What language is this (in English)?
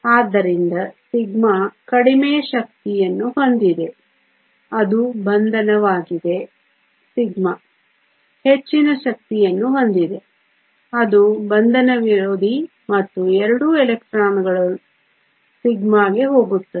Kannada